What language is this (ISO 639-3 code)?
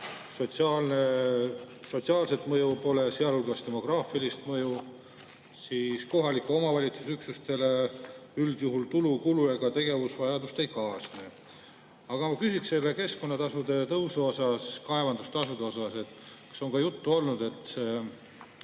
est